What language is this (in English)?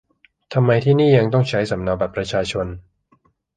Thai